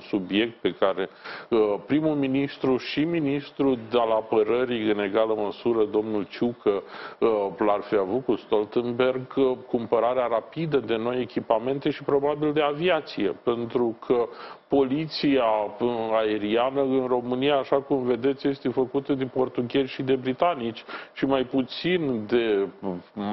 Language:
Romanian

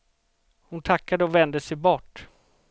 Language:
Swedish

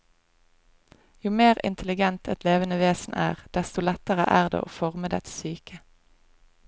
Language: Norwegian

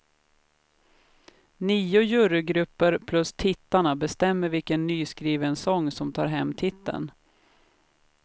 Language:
Swedish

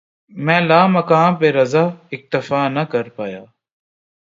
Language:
Urdu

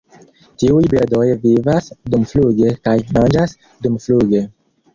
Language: Esperanto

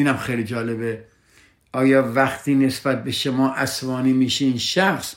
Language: Persian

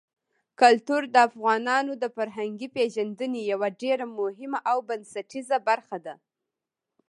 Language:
Pashto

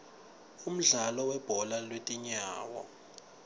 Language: Swati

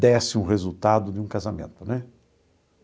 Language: Portuguese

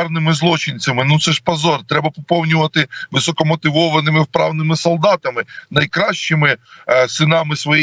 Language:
Ukrainian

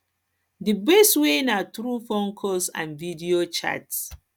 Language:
Nigerian Pidgin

